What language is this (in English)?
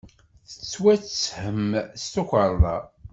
Kabyle